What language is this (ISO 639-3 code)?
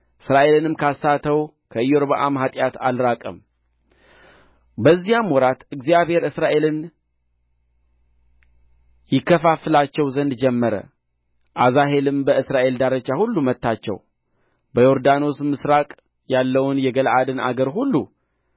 amh